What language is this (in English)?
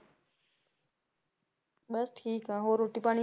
Punjabi